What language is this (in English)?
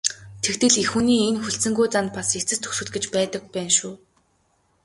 Mongolian